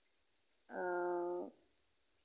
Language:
Santali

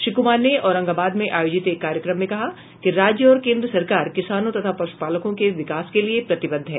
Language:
Hindi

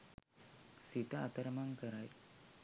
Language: Sinhala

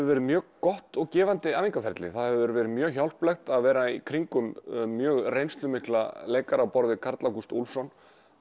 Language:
Icelandic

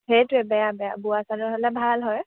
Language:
Assamese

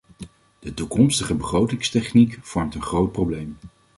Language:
Dutch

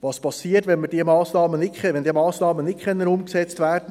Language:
Swiss German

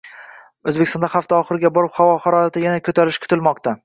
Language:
Uzbek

